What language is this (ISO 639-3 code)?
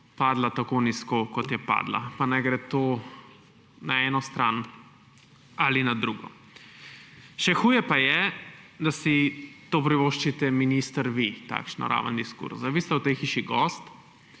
slv